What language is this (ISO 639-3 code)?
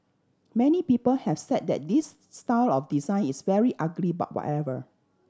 eng